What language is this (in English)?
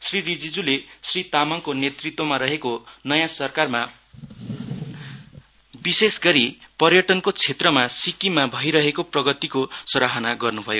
Nepali